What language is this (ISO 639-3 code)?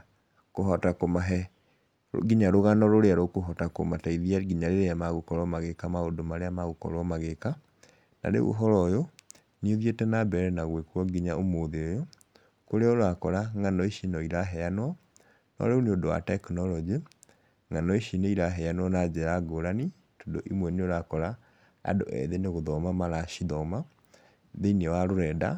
kik